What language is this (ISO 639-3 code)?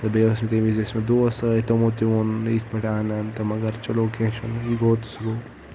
kas